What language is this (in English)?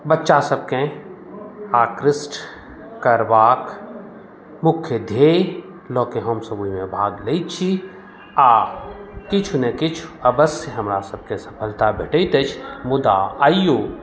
Maithili